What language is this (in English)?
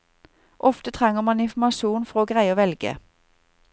Norwegian